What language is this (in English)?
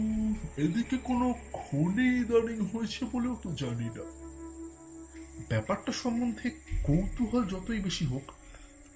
Bangla